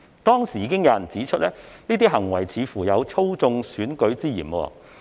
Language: Cantonese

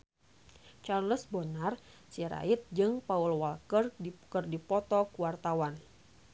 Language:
Sundanese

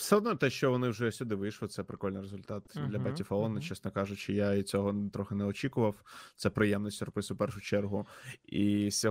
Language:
Ukrainian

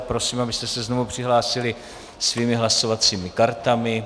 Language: Czech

